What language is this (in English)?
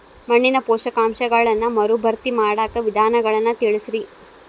Kannada